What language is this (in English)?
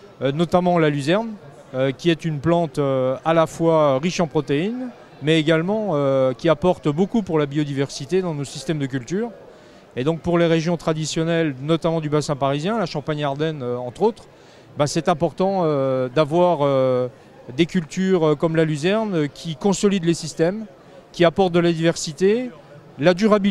French